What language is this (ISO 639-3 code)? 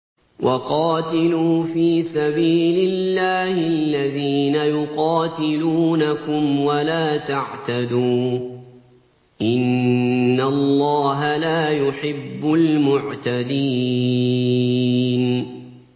ara